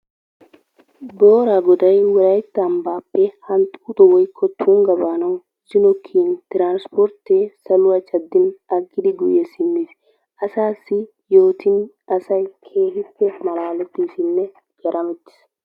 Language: Wolaytta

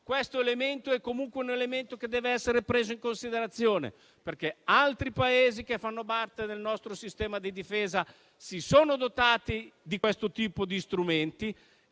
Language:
Italian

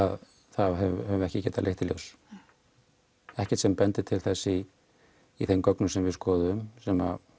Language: Icelandic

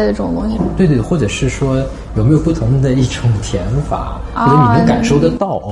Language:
Chinese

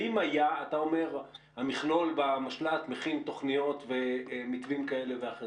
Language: Hebrew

